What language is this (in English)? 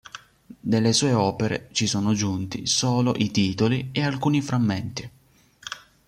Italian